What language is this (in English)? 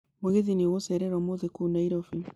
Kikuyu